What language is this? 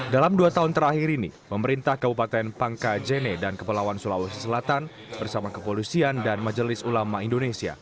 Indonesian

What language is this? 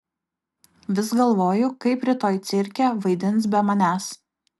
Lithuanian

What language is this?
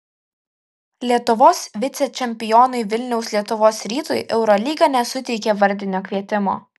Lithuanian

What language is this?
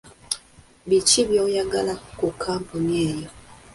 Ganda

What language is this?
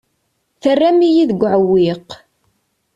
Kabyle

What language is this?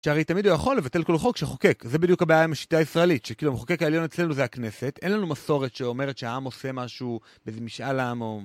Hebrew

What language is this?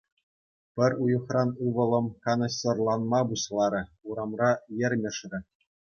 Chuvash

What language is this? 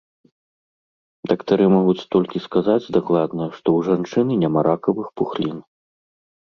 Belarusian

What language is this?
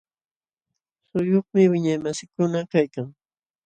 Jauja Wanca Quechua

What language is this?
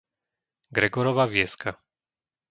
Slovak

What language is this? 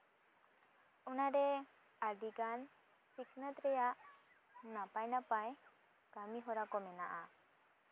Santali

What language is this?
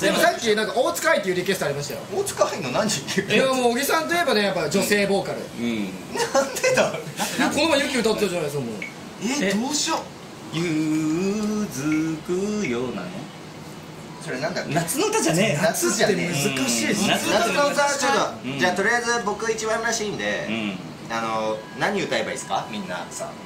Japanese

